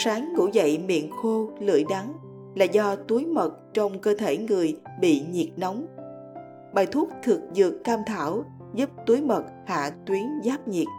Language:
Vietnamese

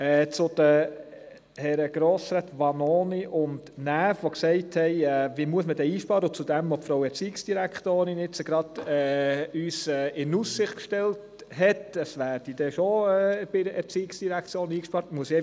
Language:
Swiss German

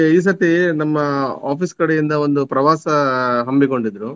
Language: Kannada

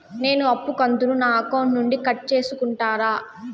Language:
Telugu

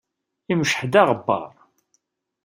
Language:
Kabyle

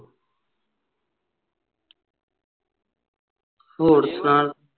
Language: Punjabi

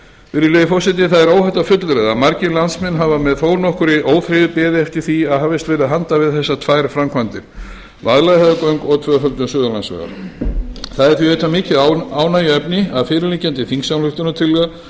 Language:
Icelandic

